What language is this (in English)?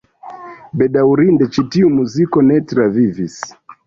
Esperanto